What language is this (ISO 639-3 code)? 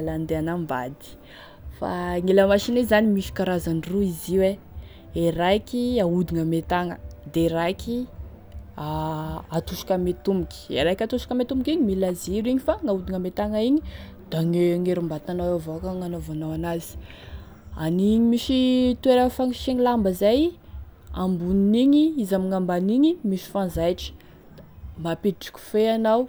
tkg